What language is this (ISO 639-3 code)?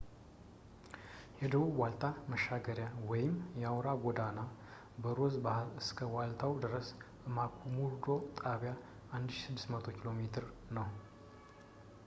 amh